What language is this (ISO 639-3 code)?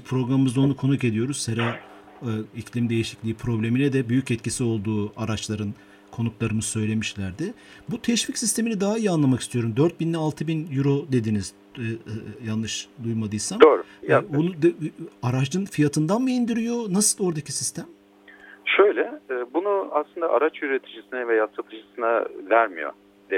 tur